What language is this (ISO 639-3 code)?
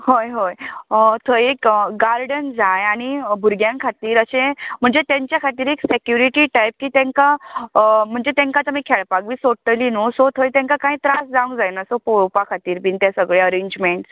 kok